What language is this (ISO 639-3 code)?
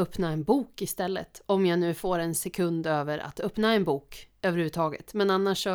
swe